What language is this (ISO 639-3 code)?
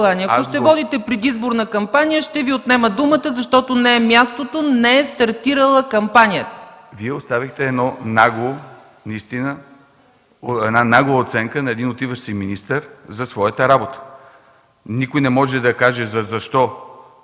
bul